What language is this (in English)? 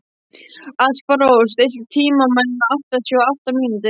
Icelandic